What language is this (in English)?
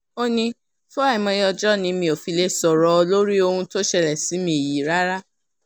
Yoruba